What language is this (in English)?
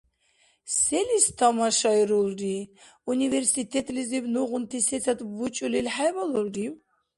Dargwa